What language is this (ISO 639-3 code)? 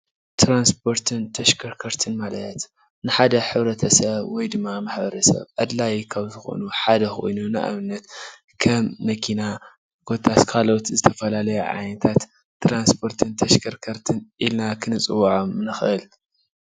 tir